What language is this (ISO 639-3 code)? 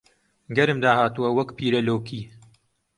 ckb